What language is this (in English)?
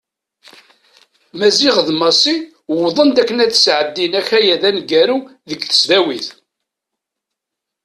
Kabyle